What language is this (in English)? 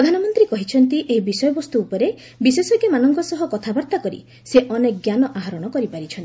Odia